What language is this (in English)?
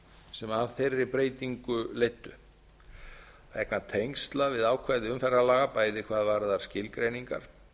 Icelandic